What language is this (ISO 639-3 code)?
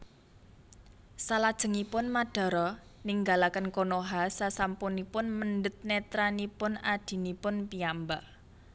jav